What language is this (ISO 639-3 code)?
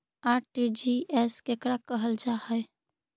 mag